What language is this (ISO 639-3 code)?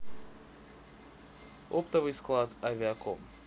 rus